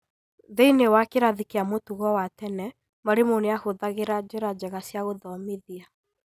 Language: Kikuyu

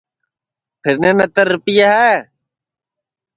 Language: Sansi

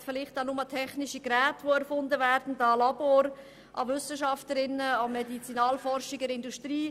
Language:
Swiss German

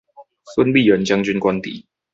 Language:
Chinese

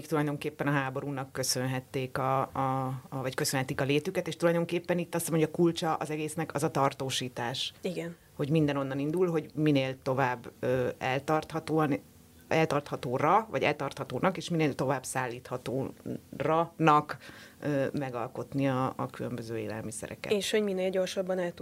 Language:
Hungarian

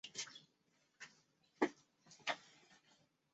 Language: Chinese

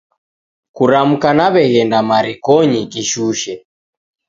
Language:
Taita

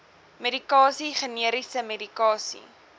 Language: Afrikaans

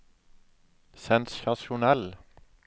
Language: Norwegian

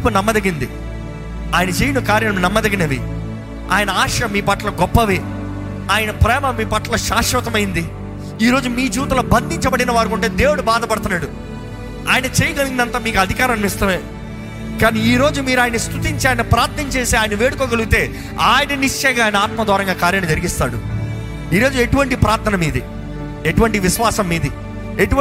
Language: Telugu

